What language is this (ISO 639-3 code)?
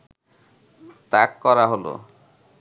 ben